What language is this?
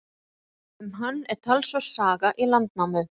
Icelandic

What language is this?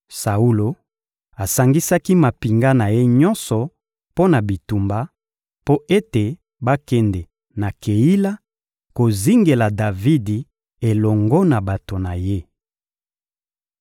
Lingala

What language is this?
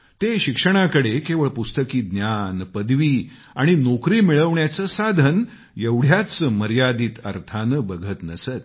Marathi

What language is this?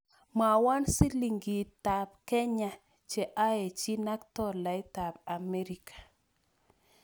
Kalenjin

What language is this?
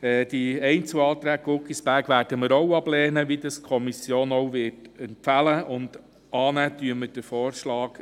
Swiss German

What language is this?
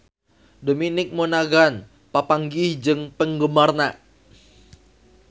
Sundanese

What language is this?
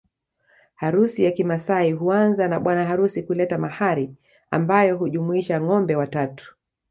Swahili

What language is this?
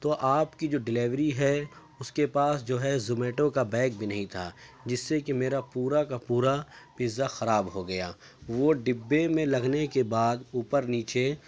Urdu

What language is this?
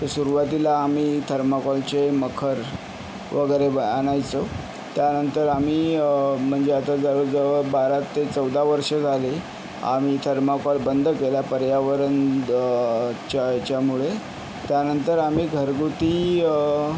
Marathi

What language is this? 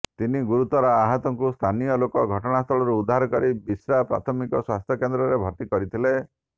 Odia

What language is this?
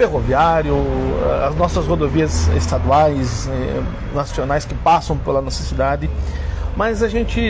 Portuguese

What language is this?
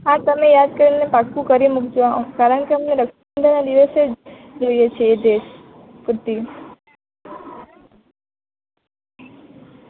Gujarati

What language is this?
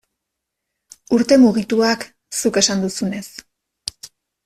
Basque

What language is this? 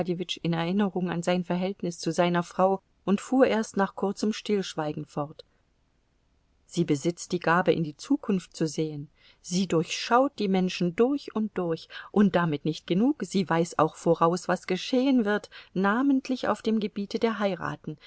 German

